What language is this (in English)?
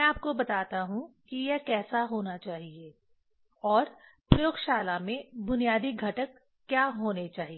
Hindi